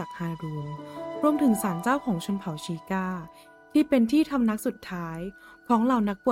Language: Thai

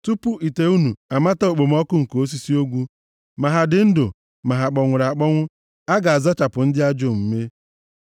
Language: Igbo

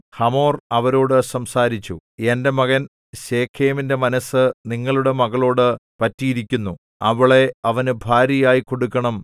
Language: Malayalam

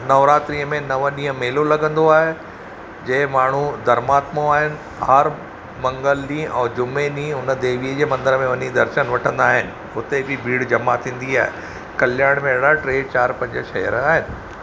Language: Sindhi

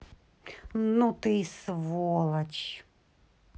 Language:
Russian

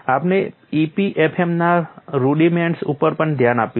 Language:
Gujarati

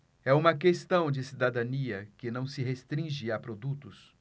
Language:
Portuguese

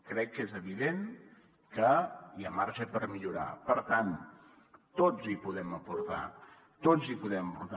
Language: Catalan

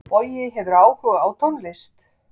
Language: Icelandic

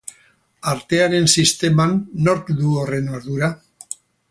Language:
Basque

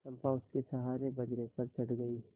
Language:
Hindi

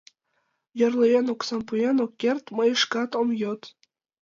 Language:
Mari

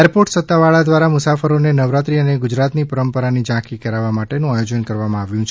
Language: Gujarati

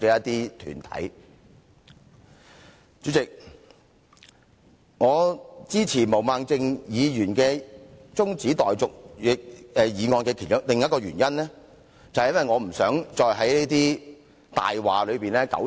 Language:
Cantonese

